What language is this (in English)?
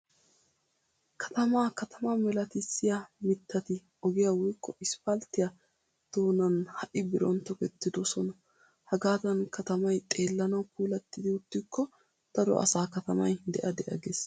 Wolaytta